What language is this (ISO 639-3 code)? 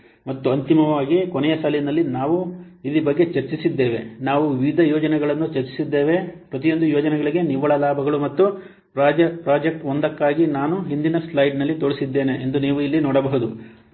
kan